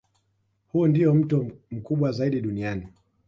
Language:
Swahili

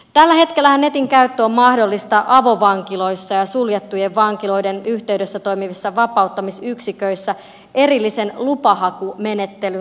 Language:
Finnish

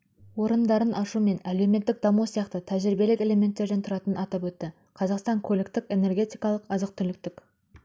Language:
Kazakh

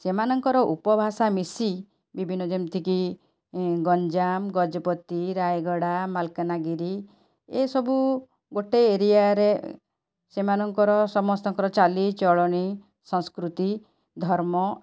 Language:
Odia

